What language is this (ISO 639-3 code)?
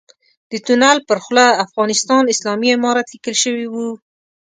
pus